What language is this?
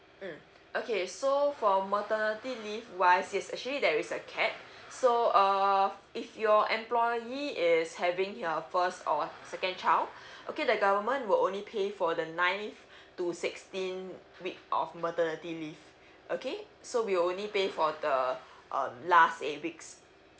English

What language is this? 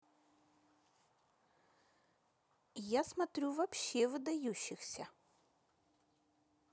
Russian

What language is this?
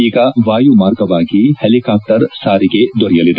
Kannada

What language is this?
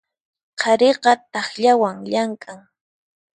Puno Quechua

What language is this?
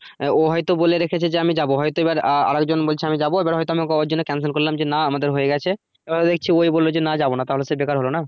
Bangla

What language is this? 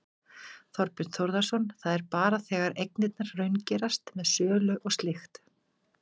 Icelandic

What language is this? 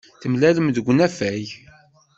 Kabyle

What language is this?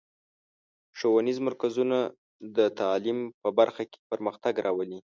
Pashto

